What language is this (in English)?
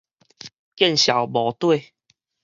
Min Nan Chinese